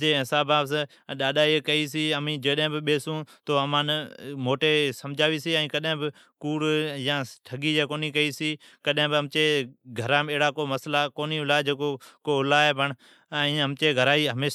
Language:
Od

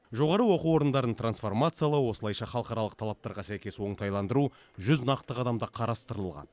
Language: Kazakh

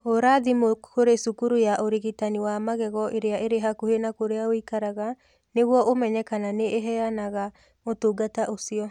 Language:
Kikuyu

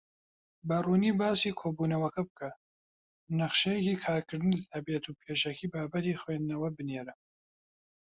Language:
Central Kurdish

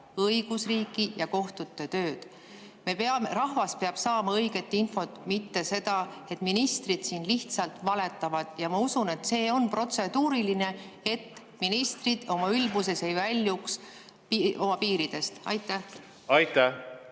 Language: Estonian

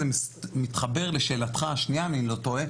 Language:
Hebrew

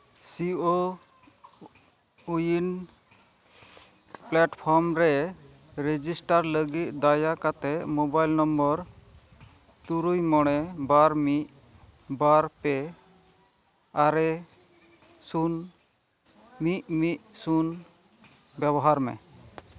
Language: Santali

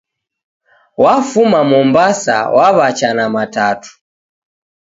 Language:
Taita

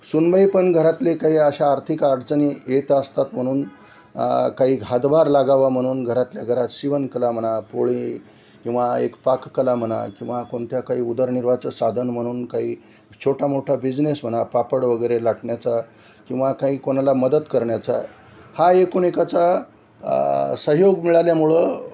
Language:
Marathi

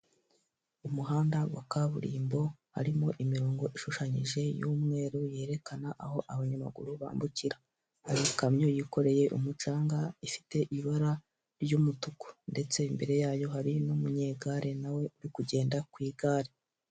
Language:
Kinyarwanda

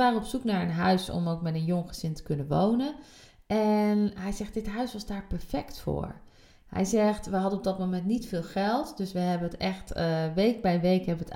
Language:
Dutch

